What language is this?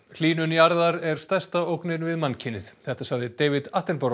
Icelandic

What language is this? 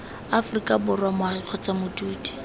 Tswana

